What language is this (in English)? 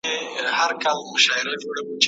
Pashto